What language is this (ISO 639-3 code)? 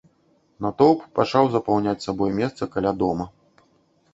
bel